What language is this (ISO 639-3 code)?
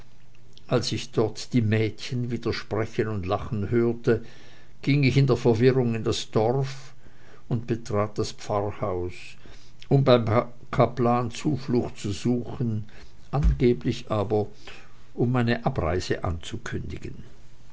deu